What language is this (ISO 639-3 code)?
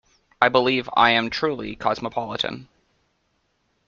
eng